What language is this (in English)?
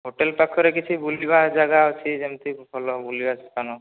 Odia